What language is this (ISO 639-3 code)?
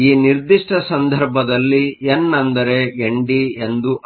kan